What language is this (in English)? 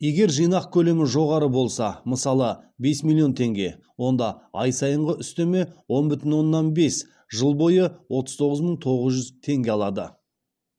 Kazakh